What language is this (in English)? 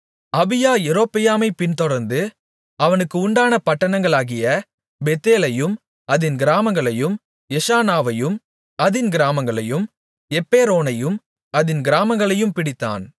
Tamil